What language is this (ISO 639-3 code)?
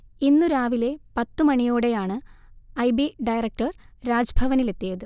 mal